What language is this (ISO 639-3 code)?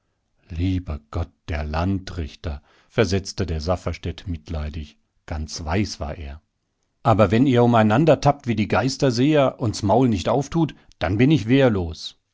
deu